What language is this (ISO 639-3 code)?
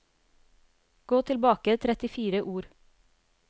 nor